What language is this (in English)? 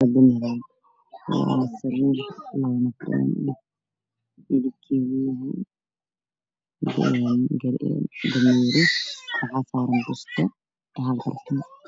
Somali